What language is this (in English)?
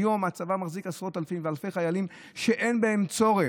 Hebrew